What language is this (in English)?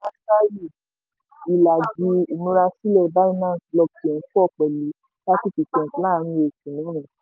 Yoruba